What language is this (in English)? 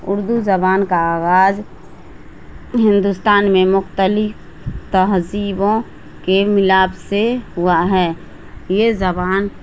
Urdu